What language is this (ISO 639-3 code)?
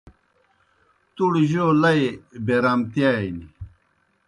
plk